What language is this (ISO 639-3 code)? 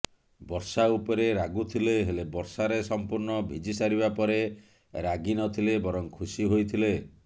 ori